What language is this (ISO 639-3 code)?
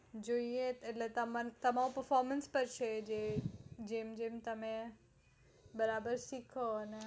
guj